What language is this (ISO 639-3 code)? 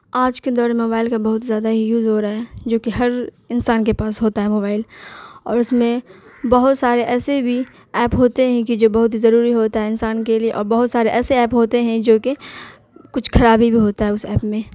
urd